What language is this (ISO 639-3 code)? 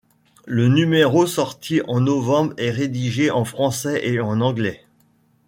fra